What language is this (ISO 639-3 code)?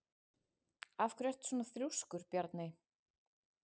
isl